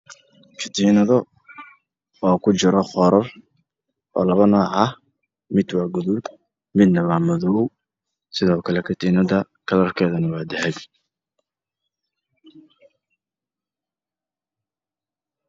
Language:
Somali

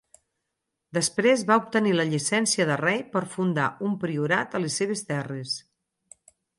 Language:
Catalan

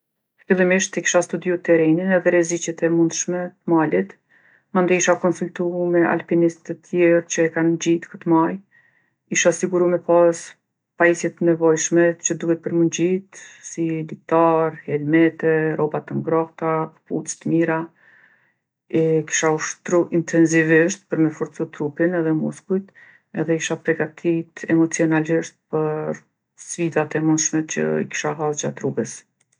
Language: Gheg Albanian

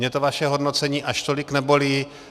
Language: Czech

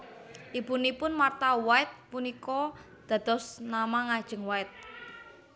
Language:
Javanese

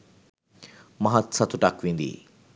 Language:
Sinhala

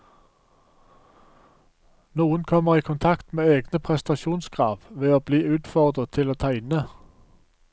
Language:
Norwegian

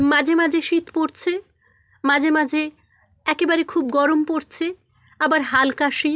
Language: Bangla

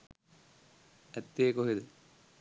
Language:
Sinhala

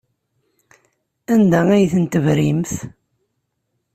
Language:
Kabyle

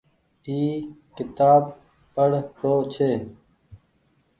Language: Goaria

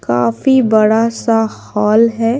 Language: Hindi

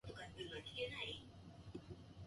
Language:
Japanese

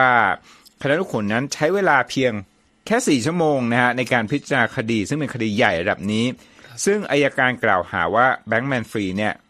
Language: Thai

